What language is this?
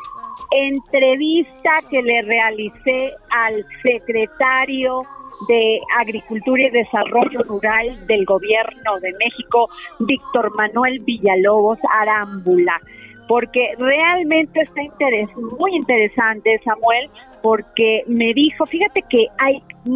Spanish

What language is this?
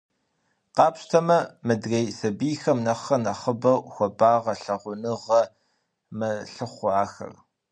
Kabardian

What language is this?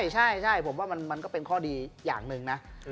Thai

